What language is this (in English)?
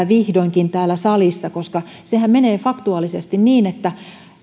Finnish